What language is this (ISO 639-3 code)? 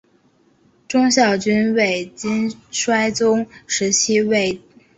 zho